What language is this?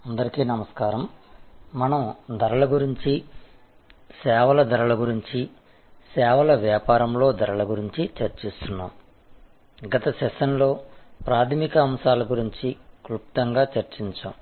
Telugu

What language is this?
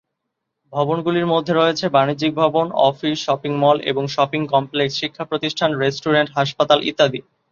Bangla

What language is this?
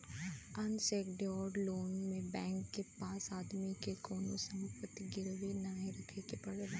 Bhojpuri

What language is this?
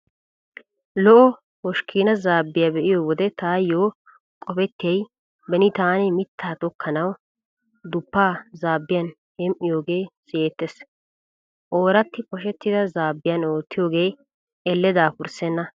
Wolaytta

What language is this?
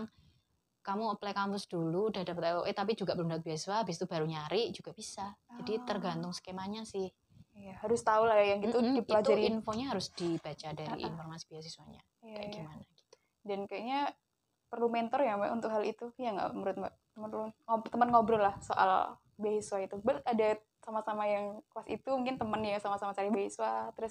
Indonesian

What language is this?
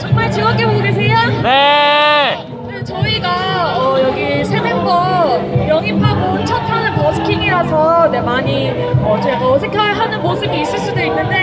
Korean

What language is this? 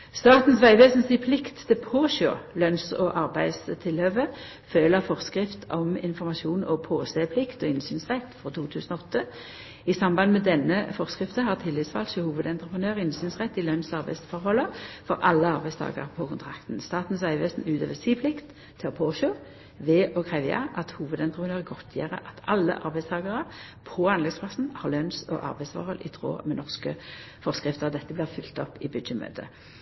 Norwegian Nynorsk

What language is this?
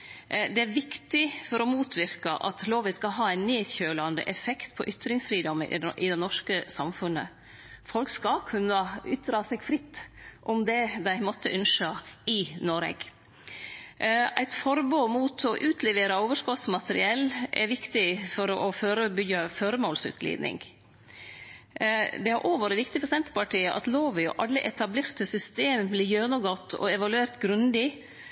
Norwegian Nynorsk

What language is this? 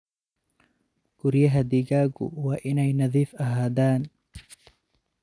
Somali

